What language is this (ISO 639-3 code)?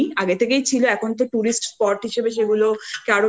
ben